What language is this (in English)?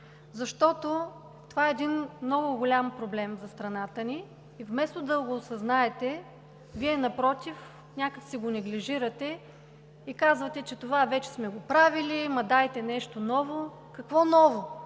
Bulgarian